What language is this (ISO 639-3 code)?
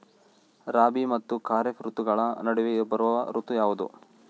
kan